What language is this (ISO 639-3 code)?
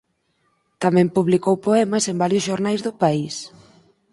glg